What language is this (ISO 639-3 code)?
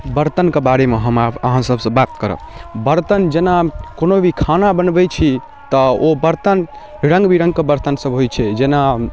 mai